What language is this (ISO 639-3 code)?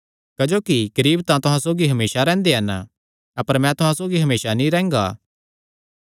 xnr